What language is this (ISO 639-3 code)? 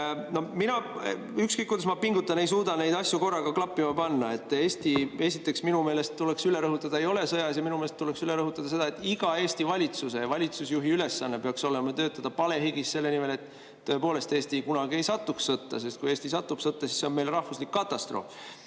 est